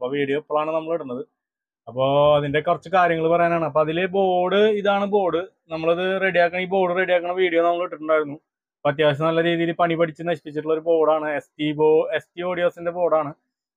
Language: Malayalam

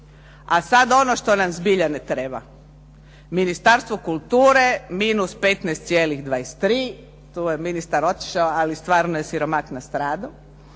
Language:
Croatian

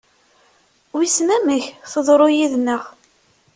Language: Kabyle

